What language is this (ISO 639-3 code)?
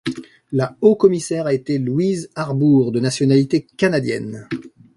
fra